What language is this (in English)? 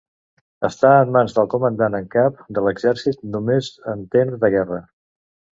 Catalan